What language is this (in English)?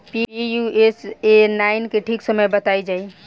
Bhojpuri